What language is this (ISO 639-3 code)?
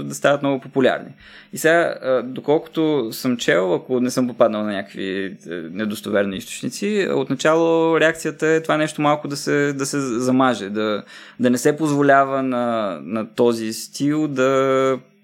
bul